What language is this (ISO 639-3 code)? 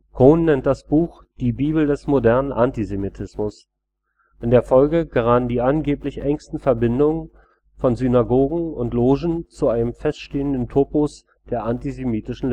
deu